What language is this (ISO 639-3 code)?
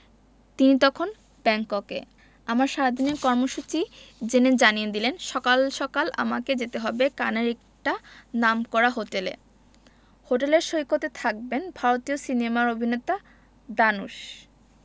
ben